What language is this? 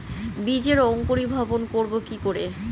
Bangla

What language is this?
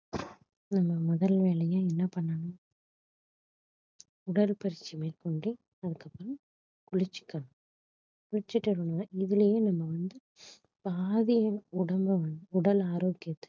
Tamil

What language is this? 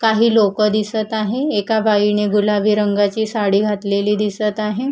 Marathi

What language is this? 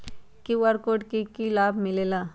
Magahi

